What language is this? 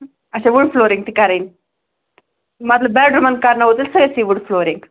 Kashmiri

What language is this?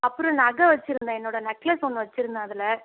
Tamil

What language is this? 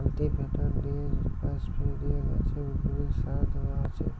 Bangla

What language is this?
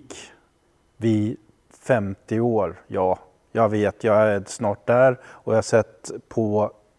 Swedish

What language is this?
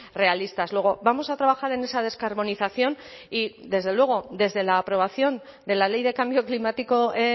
Spanish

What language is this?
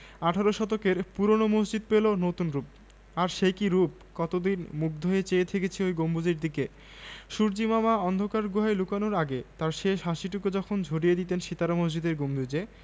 Bangla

